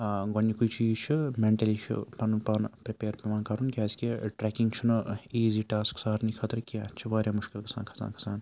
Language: Kashmiri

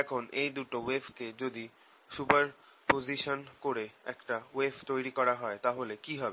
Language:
Bangla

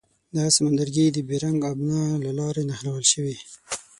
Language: Pashto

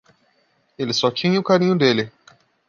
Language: Portuguese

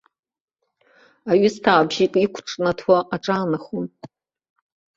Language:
Abkhazian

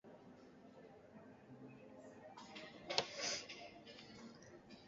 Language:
Basque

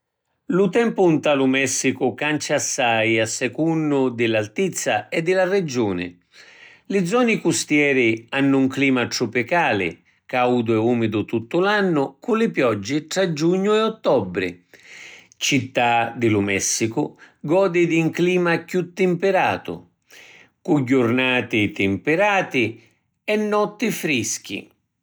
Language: Sicilian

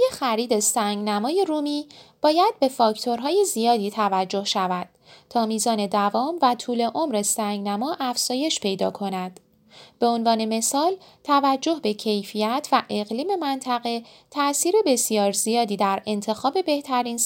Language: Persian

